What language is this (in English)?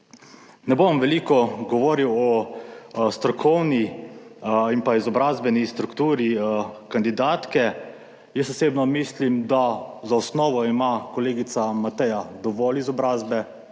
Slovenian